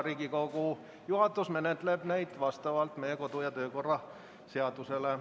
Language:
Estonian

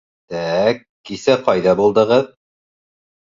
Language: Bashkir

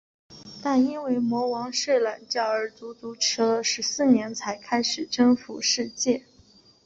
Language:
Chinese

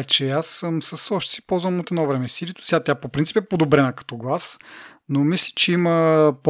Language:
Bulgarian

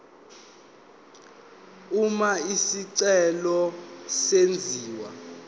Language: Zulu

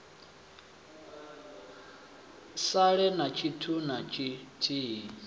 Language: Venda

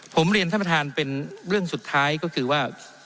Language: Thai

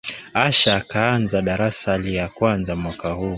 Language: Swahili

